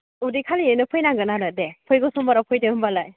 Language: Bodo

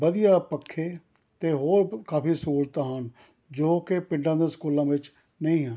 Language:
Punjabi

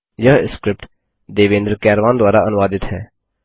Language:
Hindi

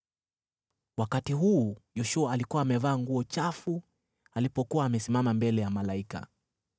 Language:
Swahili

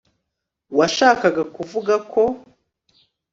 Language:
Kinyarwanda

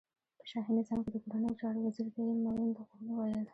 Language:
Pashto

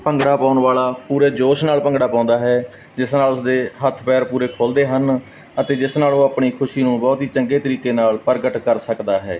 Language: Punjabi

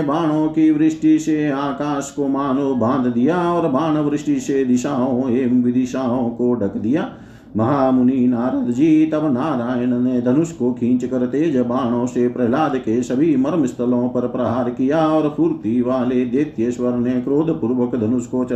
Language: Hindi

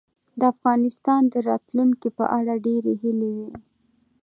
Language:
Pashto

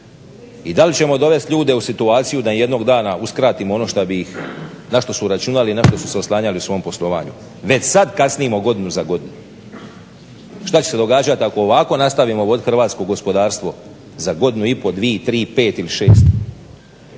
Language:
Croatian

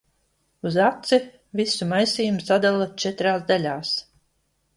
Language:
Latvian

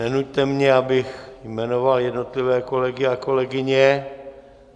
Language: Czech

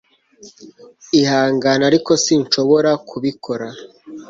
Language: Kinyarwanda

